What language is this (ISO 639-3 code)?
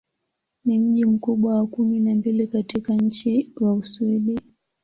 swa